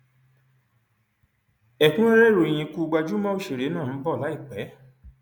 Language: Yoruba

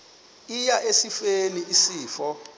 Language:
Xhosa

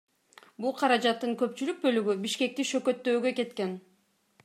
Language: Kyrgyz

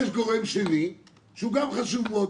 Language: Hebrew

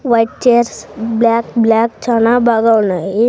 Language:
Telugu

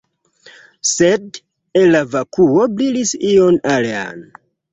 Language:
Esperanto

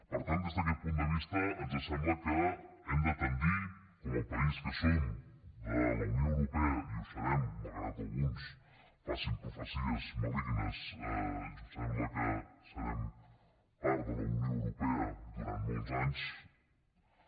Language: Catalan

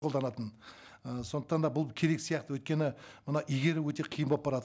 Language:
Kazakh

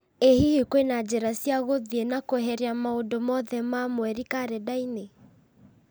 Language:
Kikuyu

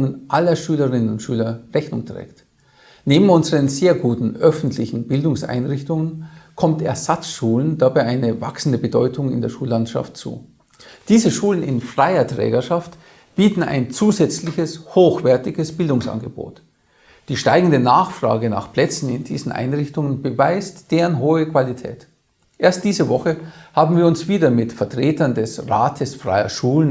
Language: German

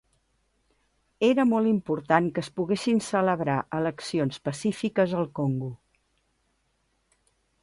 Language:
Catalan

